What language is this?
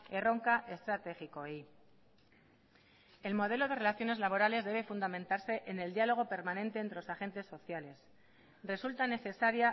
Spanish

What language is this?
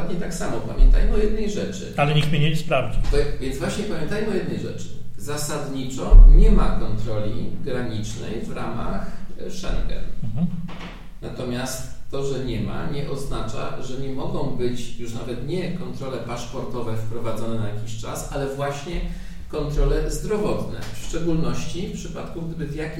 Polish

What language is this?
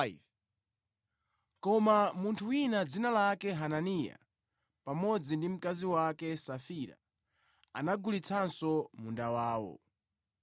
Nyanja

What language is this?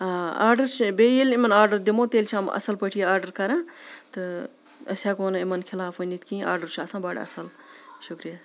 Kashmiri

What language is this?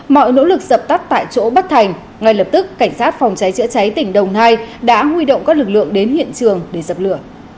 Vietnamese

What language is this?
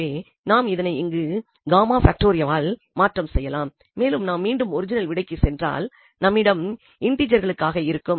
Tamil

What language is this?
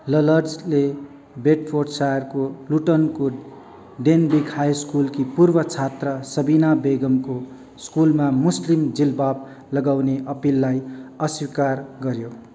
Nepali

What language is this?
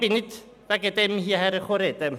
Swiss German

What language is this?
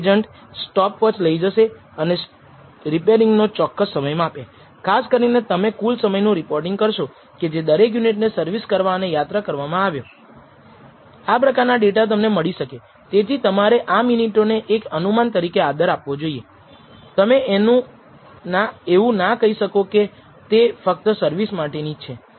Gujarati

